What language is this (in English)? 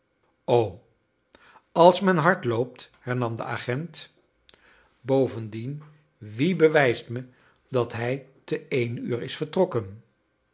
Dutch